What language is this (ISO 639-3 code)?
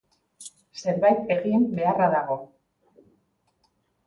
eus